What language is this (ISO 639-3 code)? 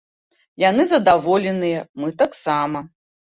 bel